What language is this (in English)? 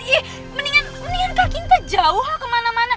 Indonesian